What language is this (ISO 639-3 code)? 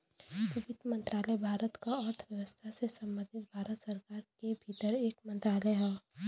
bho